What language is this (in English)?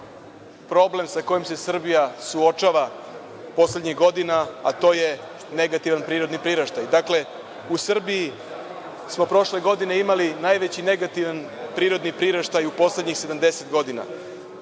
Serbian